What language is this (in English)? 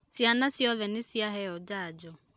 Kikuyu